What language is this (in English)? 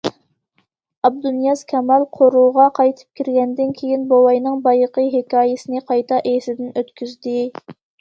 Uyghur